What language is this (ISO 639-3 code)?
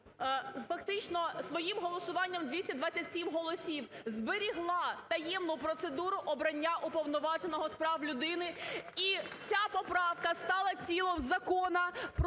ukr